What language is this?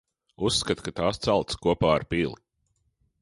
Latvian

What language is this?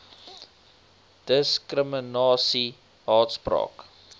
Afrikaans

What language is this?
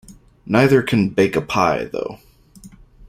English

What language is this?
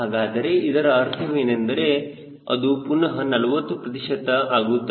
Kannada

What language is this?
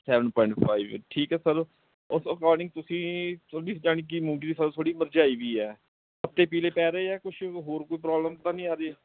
Punjabi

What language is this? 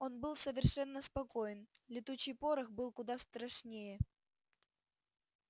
Russian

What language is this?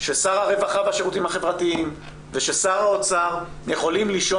Hebrew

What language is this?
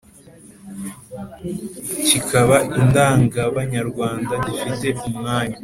Kinyarwanda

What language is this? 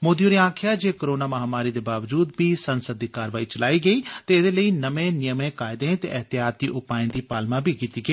Dogri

